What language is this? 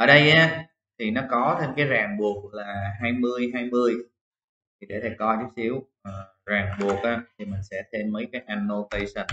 Vietnamese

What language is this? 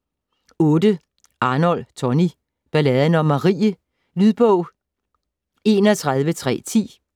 Danish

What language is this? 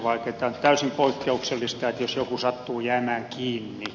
Finnish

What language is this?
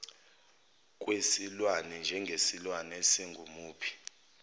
Zulu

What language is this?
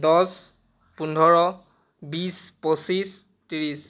Assamese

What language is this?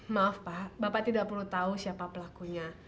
Indonesian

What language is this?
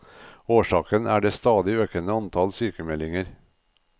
Norwegian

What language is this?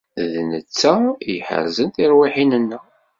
Kabyle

